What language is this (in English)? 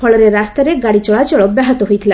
Odia